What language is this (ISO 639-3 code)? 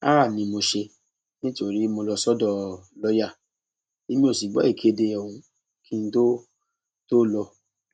yor